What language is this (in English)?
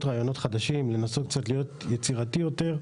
Hebrew